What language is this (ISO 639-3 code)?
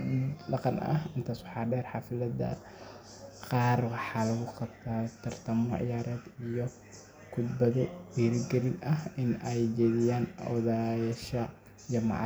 som